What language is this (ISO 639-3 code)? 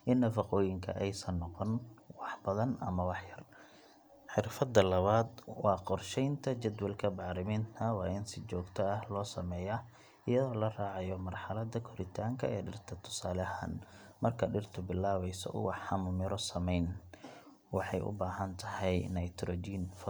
som